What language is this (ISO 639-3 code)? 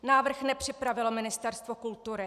ces